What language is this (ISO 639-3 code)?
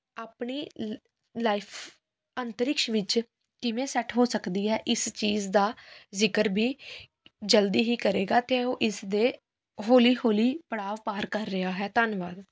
pan